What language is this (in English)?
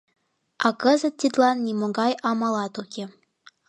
Mari